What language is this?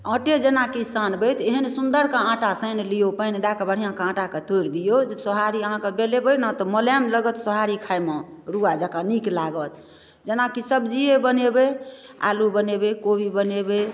Maithili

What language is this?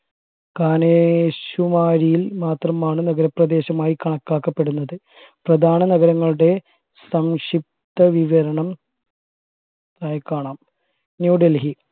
Malayalam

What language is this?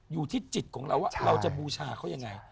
Thai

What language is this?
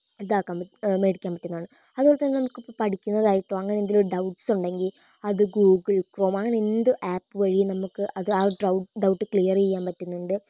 Malayalam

